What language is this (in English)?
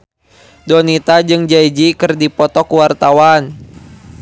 Sundanese